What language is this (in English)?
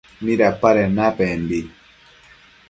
Matsés